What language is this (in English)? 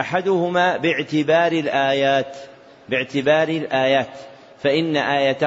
Arabic